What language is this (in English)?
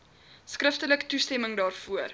Afrikaans